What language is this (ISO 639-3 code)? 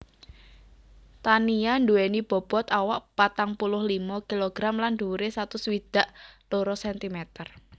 jav